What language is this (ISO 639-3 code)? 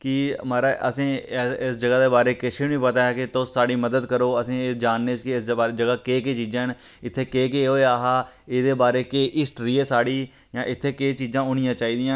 doi